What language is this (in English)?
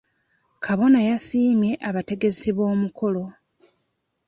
Ganda